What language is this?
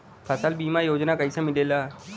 Bhojpuri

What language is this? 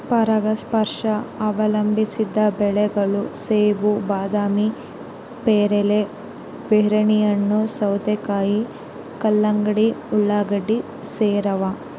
Kannada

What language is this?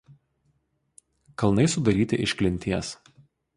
Lithuanian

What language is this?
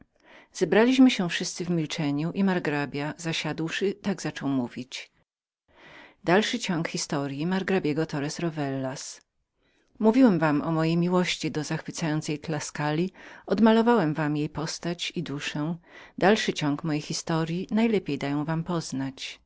Polish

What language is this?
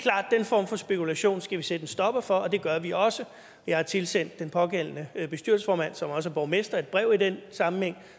Danish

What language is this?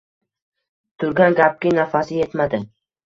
Uzbek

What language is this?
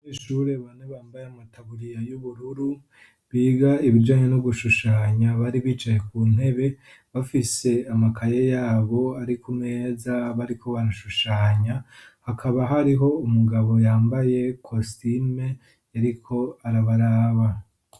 Rundi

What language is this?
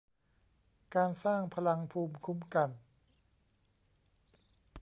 Thai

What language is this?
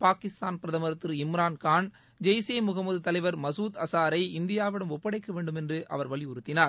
Tamil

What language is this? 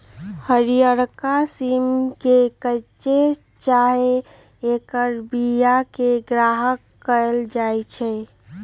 Magahi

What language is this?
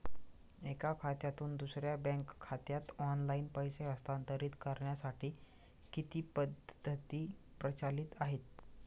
Marathi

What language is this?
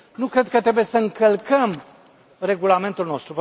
Romanian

